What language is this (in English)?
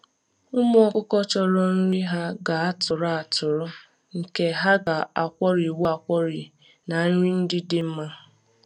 Igbo